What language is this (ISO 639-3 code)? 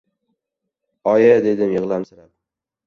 uzb